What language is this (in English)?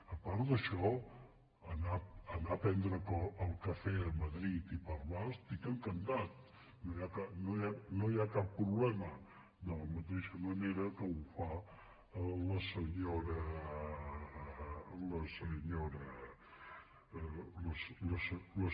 Catalan